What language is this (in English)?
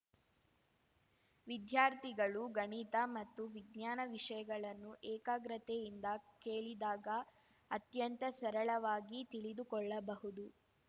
Kannada